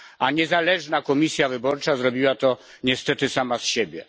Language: Polish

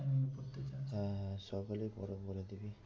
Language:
Bangla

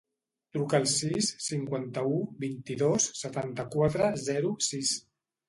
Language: Catalan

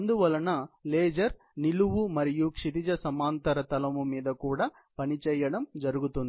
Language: Telugu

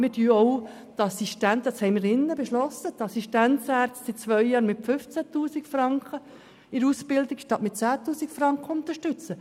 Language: Swiss German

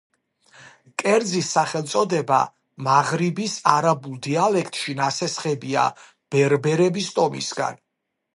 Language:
Georgian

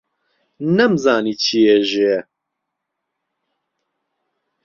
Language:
Central Kurdish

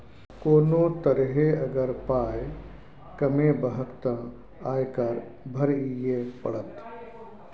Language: Maithili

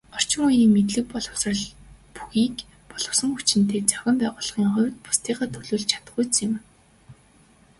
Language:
Mongolian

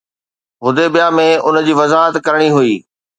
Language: Sindhi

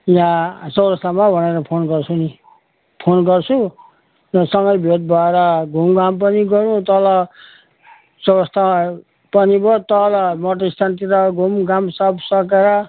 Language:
Nepali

